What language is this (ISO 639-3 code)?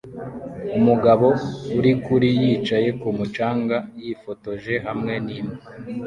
kin